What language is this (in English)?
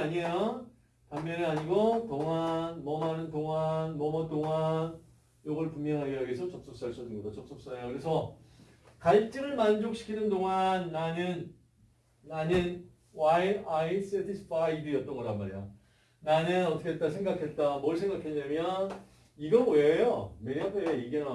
Korean